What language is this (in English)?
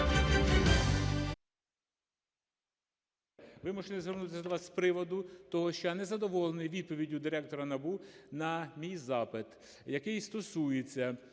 Ukrainian